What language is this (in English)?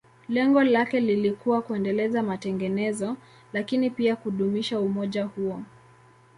Swahili